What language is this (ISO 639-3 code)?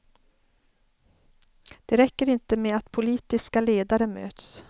swe